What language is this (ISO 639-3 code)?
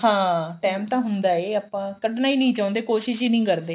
pan